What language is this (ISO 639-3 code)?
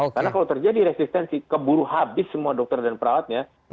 ind